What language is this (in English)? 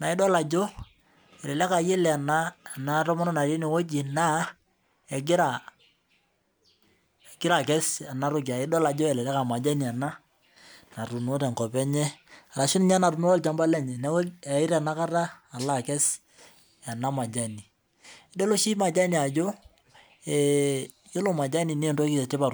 Masai